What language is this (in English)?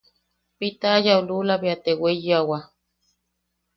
Yaqui